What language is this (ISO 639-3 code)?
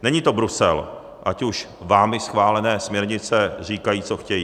ces